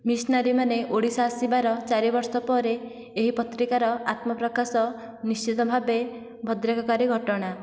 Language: Odia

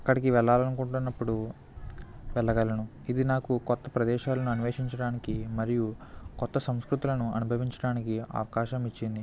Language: Telugu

